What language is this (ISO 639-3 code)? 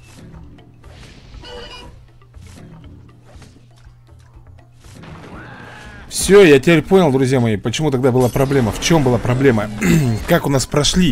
rus